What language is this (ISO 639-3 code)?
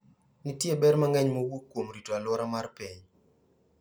luo